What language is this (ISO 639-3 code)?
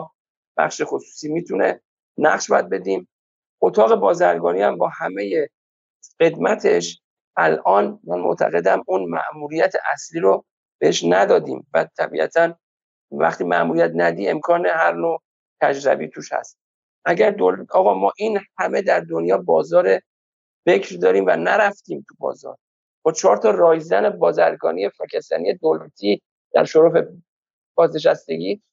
fas